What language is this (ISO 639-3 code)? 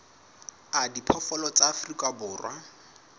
sot